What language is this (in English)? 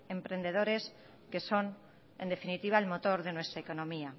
Spanish